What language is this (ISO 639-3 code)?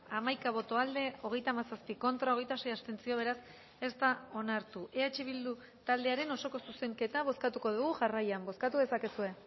eus